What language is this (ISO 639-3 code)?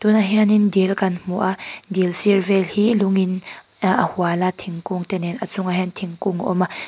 lus